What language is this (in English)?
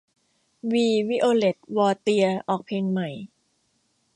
Thai